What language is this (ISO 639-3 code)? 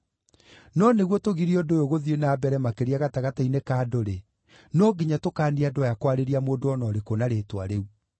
kik